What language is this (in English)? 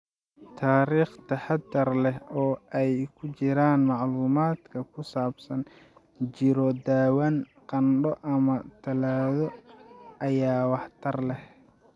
Somali